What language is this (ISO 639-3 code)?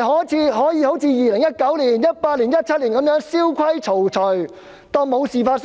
yue